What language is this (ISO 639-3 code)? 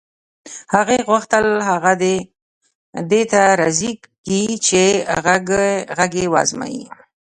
pus